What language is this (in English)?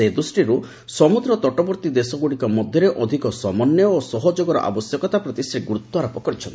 Odia